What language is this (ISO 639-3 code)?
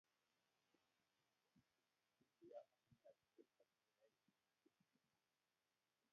kln